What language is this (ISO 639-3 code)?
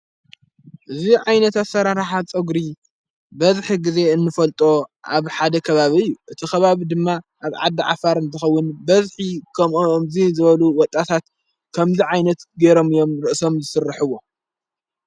tir